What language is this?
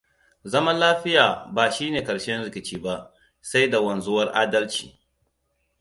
Hausa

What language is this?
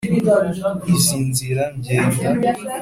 Kinyarwanda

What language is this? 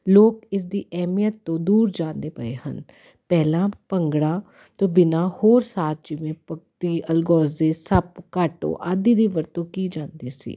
Punjabi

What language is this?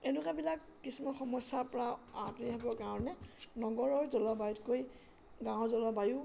Assamese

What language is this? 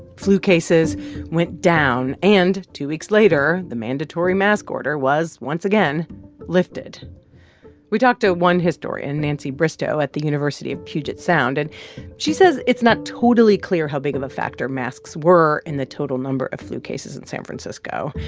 English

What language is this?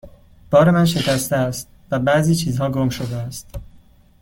Persian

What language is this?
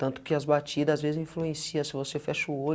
Portuguese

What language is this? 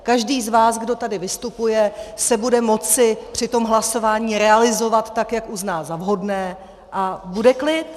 Czech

